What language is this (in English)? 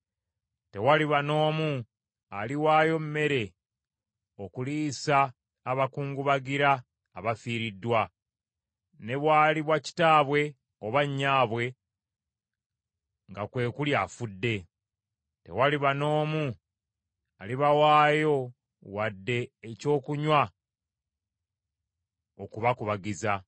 Ganda